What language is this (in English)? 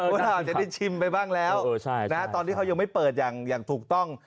Thai